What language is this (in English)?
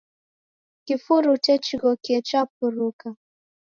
Taita